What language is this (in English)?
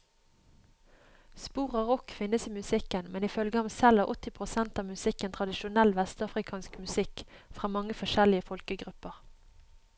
Norwegian